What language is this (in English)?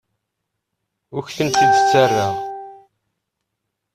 Kabyle